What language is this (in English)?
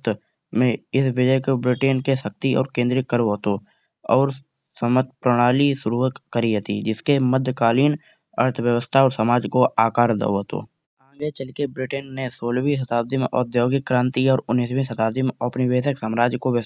Kanauji